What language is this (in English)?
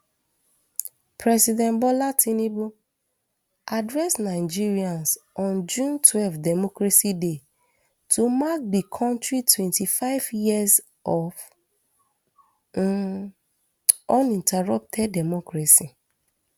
Nigerian Pidgin